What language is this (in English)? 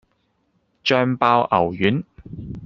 Cantonese